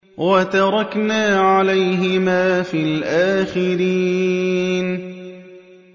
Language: Arabic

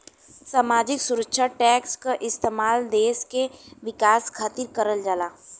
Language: Bhojpuri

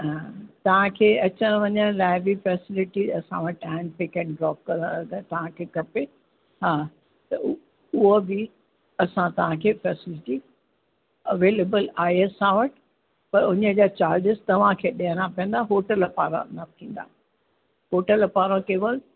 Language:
Sindhi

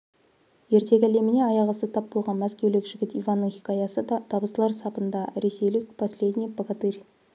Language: Kazakh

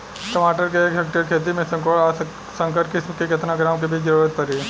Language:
Bhojpuri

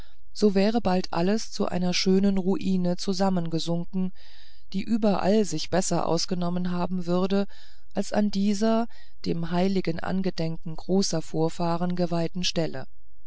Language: German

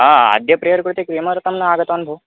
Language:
Sanskrit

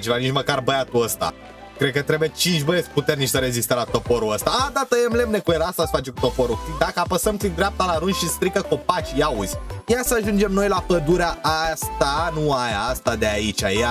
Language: Romanian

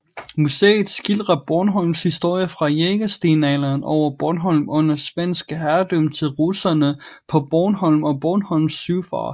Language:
Danish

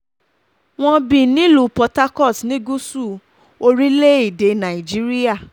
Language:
Yoruba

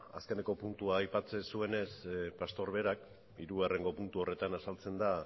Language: Basque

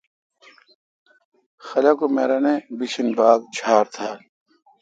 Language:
Kalkoti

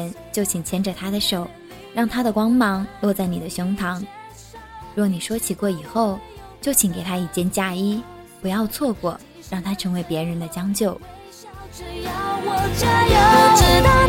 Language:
Chinese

